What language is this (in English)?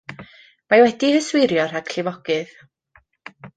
Welsh